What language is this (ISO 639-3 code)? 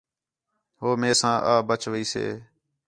xhe